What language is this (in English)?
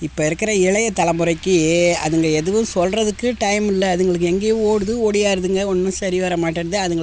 Tamil